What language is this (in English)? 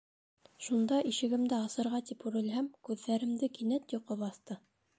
Bashkir